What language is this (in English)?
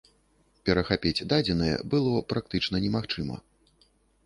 Belarusian